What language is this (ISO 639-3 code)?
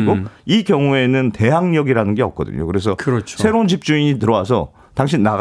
kor